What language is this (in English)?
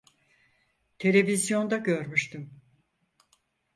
Turkish